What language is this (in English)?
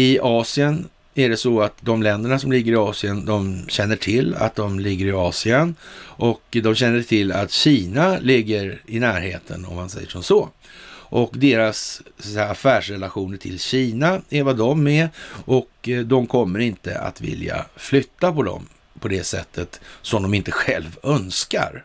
Swedish